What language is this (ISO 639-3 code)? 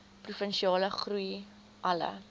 afr